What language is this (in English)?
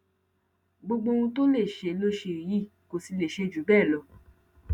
Yoruba